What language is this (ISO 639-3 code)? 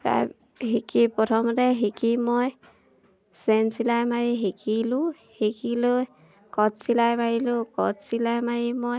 asm